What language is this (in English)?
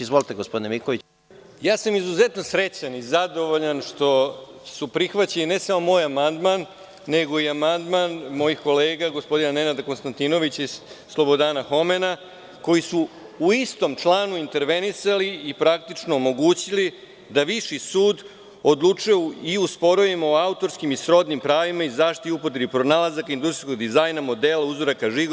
Serbian